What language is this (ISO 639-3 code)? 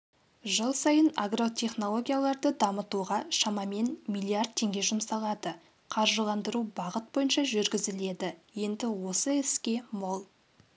kaz